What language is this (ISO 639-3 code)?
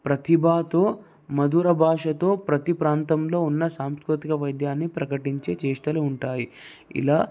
tel